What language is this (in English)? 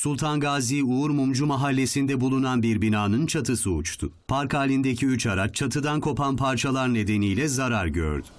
Turkish